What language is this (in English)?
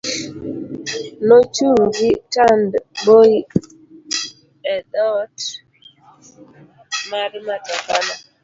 Luo (Kenya and Tanzania)